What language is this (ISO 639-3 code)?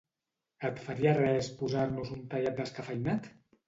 cat